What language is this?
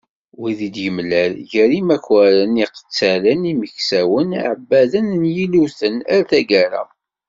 Kabyle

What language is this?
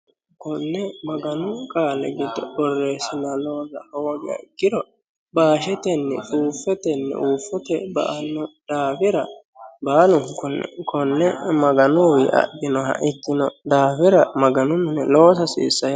Sidamo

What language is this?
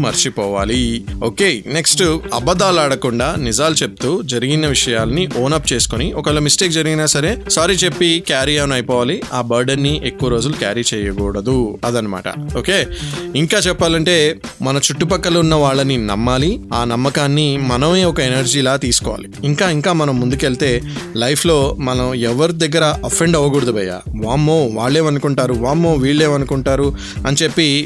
Telugu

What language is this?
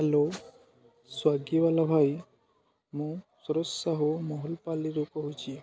Odia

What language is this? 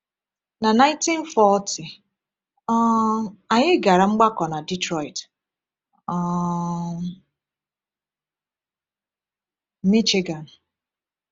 Igbo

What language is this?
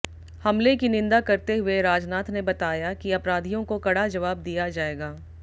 Hindi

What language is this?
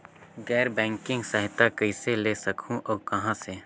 Chhattisgarhi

